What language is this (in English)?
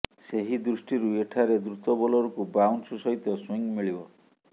Odia